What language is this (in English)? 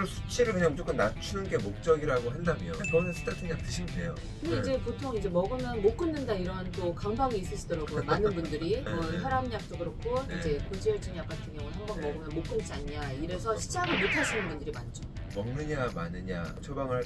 Korean